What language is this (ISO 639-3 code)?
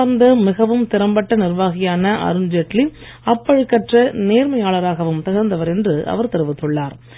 tam